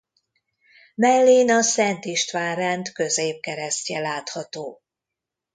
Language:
Hungarian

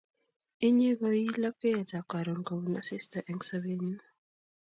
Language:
Kalenjin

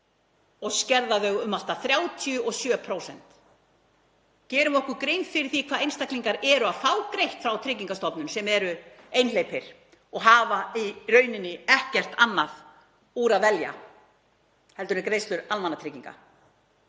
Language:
Icelandic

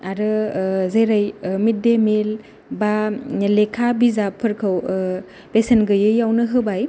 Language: Bodo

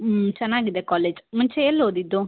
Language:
Kannada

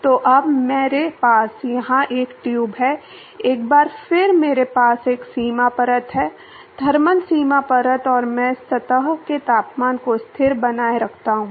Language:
Hindi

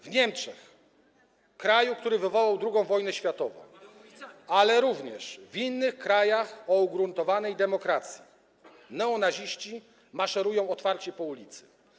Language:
Polish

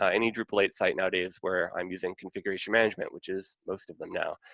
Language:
English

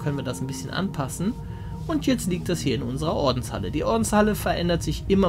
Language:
German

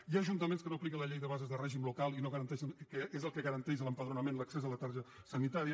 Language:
Catalan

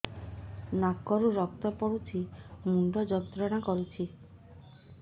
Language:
Odia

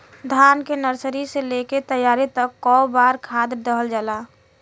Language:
Bhojpuri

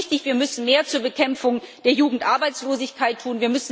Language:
German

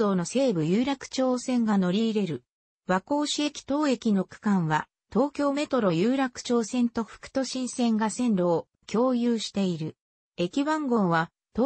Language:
Japanese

